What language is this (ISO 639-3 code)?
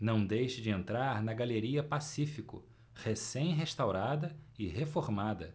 por